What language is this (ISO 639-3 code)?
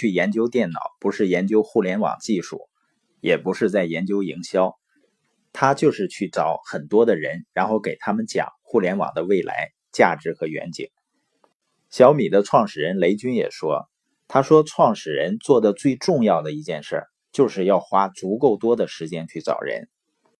zho